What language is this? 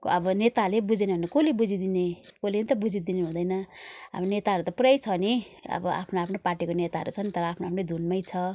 Nepali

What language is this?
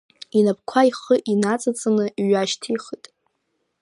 Abkhazian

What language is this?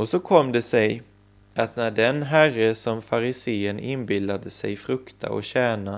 Swedish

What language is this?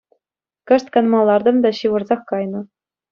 Chuvash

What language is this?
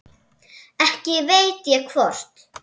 Icelandic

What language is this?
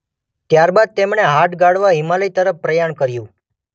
Gujarati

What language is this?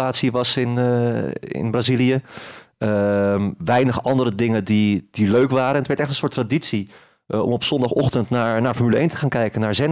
Dutch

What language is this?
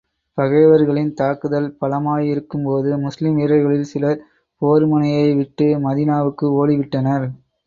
Tamil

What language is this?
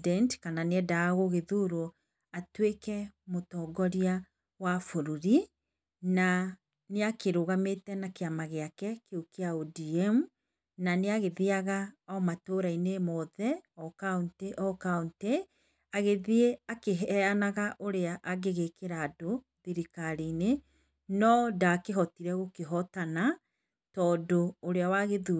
Kikuyu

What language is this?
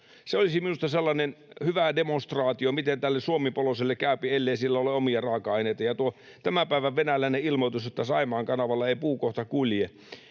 Finnish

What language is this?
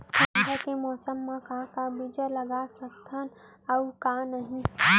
Chhattisgarhi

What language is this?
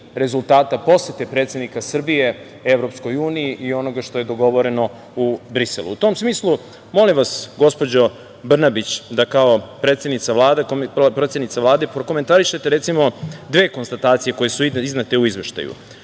Serbian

